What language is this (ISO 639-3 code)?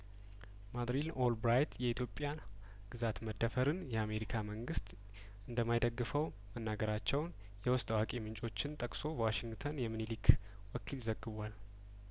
amh